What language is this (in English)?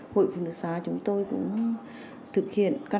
Vietnamese